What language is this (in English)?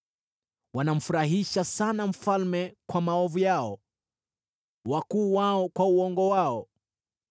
Swahili